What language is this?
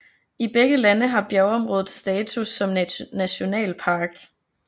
Danish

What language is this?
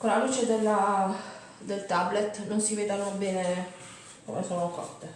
Italian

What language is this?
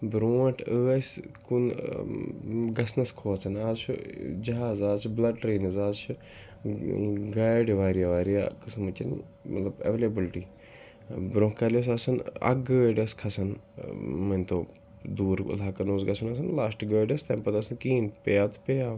Kashmiri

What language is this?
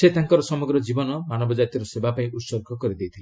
Odia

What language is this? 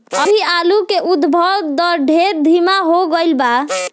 Bhojpuri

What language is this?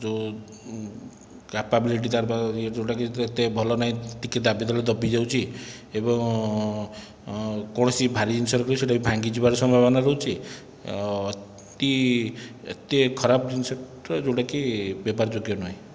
Odia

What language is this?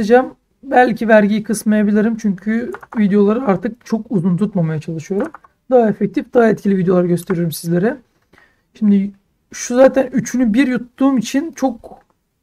Turkish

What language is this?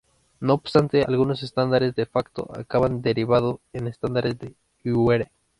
Spanish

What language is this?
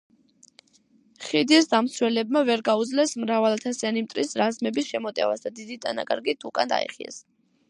Georgian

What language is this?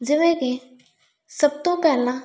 Punjabi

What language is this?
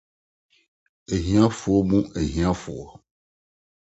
Akan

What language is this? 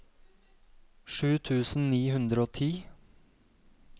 Norwegian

